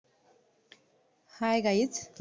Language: Marathi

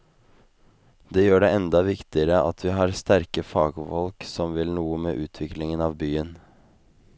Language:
Norwegian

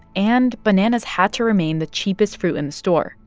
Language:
English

